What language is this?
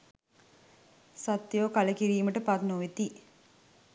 Sinhala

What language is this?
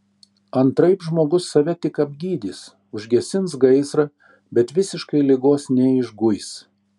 Lithuanian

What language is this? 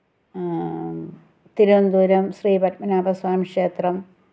Malayalam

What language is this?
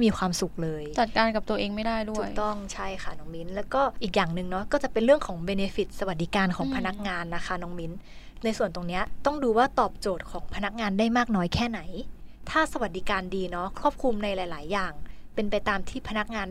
Thai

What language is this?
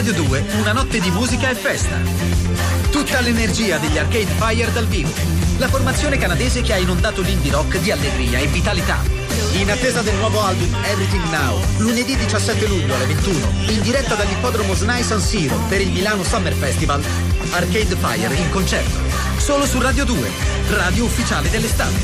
Italian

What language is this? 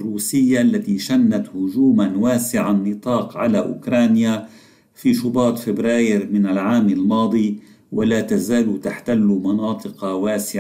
Arabic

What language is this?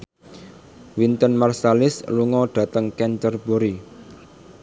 Javanese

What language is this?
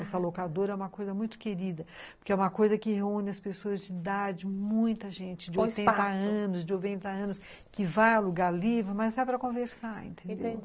Portuguese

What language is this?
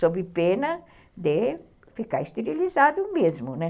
Portuguese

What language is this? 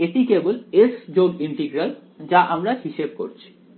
Bangla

